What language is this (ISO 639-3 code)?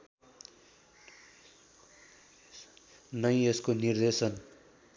nep